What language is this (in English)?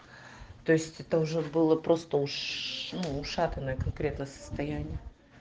Russian